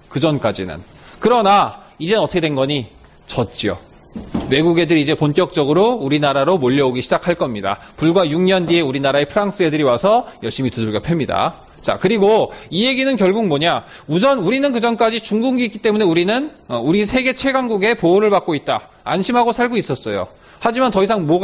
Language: Korean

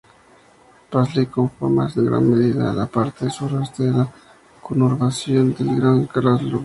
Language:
Spanish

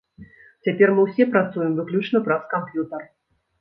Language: Belarusian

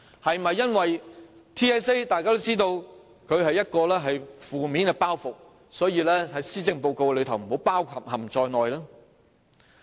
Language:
Cantonese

